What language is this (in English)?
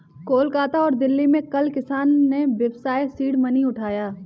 Hindi